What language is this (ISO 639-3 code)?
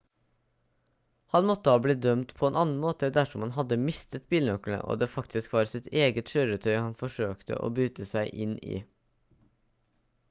nob